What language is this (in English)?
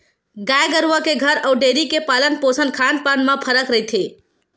Chhattisgarhi